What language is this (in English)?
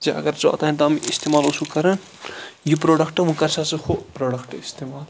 Kashmiri